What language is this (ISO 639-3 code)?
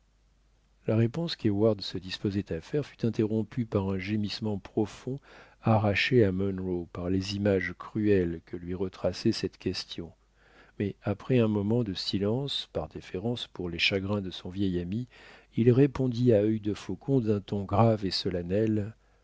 fra